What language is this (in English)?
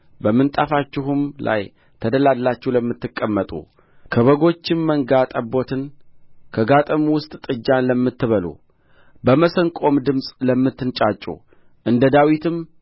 Amharic